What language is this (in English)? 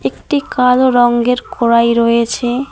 Bangla